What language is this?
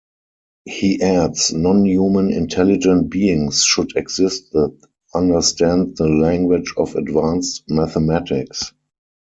English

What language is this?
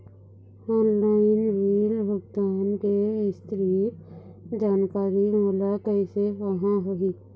Chhattisgarhi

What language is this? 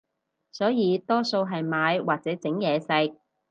Cantonese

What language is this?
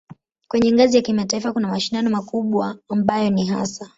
Swahili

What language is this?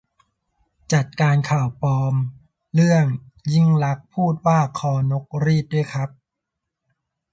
Thai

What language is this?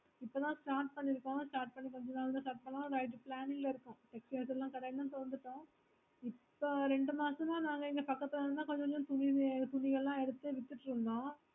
Tamil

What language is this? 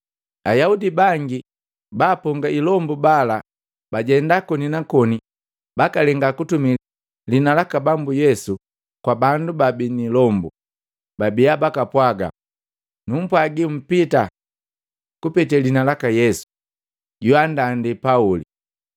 Matengo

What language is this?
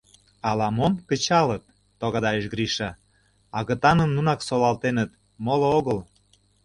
Mari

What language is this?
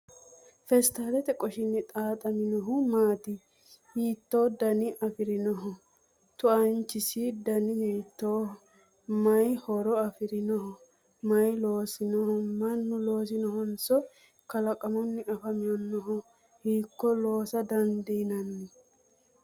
Sidamo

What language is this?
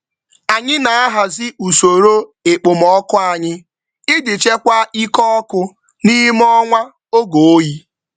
Igbo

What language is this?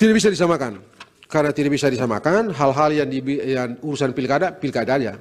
Indonesian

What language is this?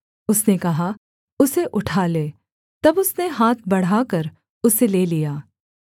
Hindi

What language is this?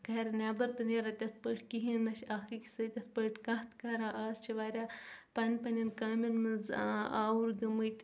Kashmiri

